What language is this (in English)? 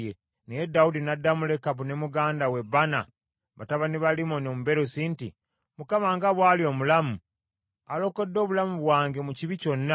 Ganda